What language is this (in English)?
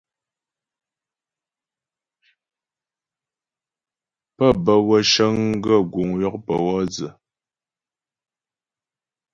Ghomala